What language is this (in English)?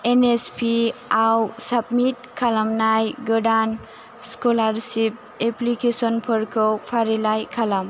Bodo